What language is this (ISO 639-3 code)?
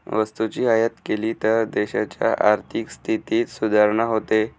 mar